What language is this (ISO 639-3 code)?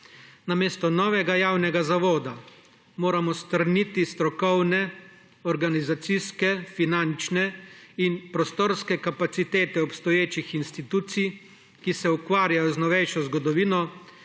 slv